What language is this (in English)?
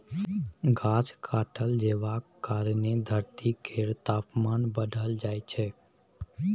Maithili